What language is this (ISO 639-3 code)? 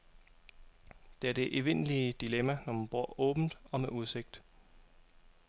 dan